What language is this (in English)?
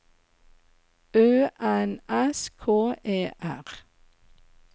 Norwegian